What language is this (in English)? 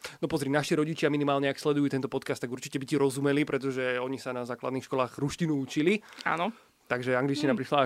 Slovak